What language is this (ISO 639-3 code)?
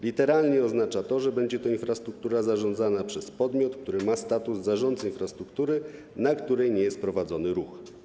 pol